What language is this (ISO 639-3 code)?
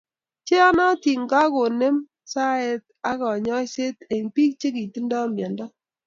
kln